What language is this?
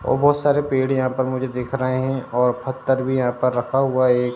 Hindi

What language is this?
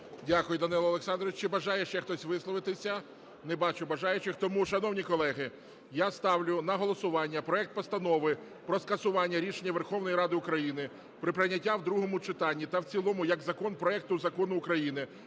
Ukrainian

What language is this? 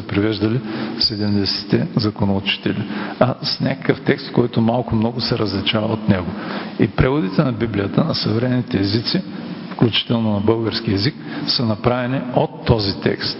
Bulgarian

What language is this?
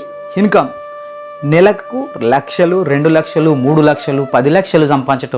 Telugu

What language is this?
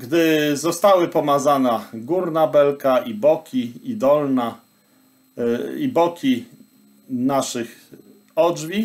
Polish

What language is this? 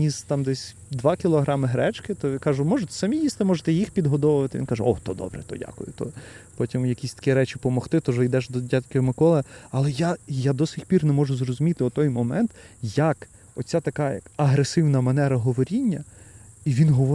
Ukrainian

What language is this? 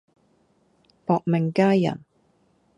Cantonese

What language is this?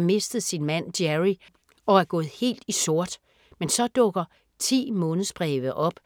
Danish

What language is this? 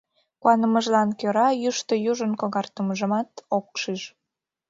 Mari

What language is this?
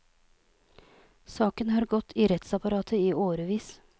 Norwegian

